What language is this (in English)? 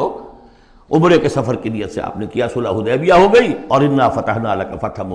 Urdu